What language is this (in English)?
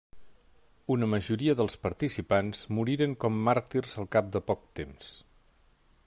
Catalan